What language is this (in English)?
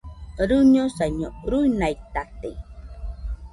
Nüpode Huitoto